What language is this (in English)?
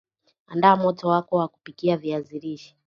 Swahili